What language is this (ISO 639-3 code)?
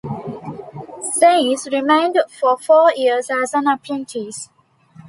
eng